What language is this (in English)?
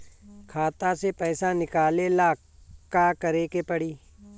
Bhojpuri